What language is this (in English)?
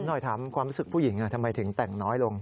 Thai